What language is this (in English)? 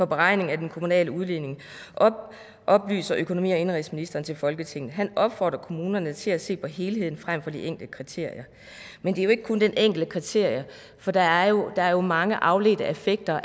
Danish